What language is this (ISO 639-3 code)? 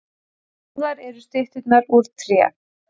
isl